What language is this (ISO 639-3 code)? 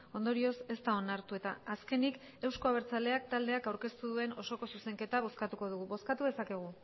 eus